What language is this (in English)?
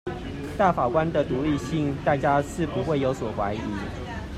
Chinese